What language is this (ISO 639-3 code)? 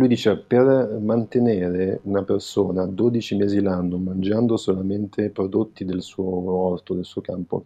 ita